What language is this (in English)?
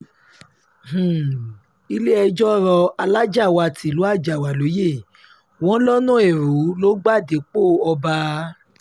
Yoruba